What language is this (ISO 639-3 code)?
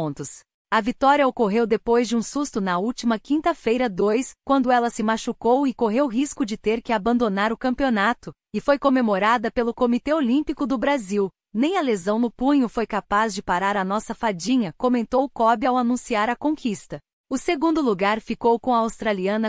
por